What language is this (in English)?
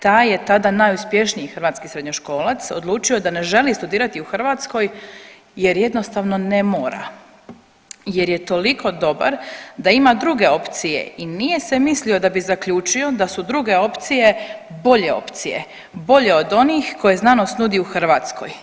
Croatian